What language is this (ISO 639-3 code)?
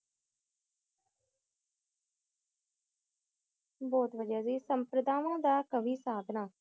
pan